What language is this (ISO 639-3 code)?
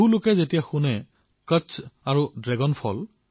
asm